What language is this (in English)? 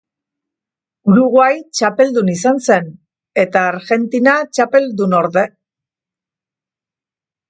Basque